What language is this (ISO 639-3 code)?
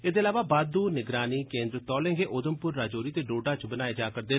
doi